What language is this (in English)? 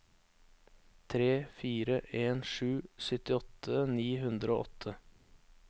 Norwegian